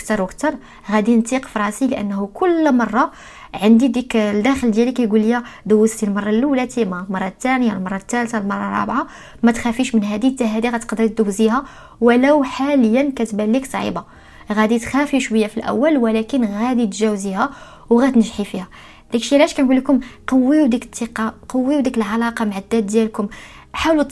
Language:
Arabic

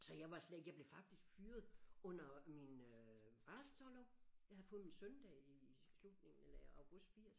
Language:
Danish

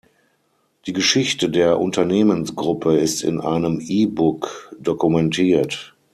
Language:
German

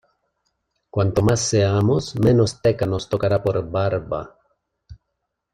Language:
Spanish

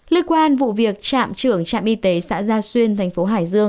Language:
Vietnamese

